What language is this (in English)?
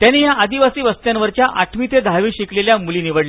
Marathi